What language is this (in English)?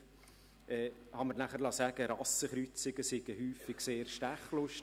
Swiss German